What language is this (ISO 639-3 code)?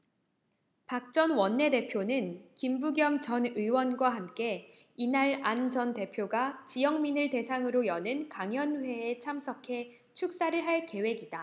kor